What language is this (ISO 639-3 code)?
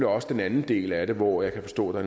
dan